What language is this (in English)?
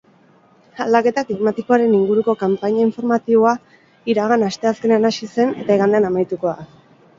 Basque